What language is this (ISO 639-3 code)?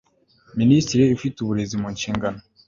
kin